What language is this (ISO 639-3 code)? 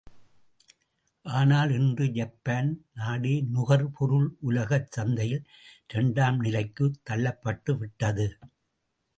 tam